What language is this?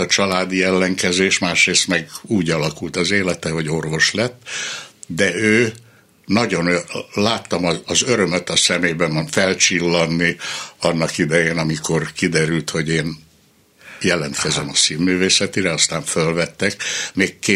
Hungarian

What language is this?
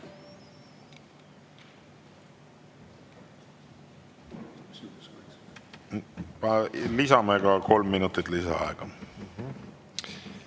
Estonian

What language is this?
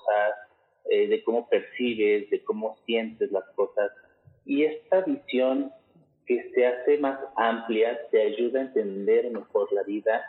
Spanish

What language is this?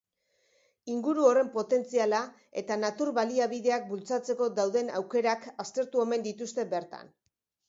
Basque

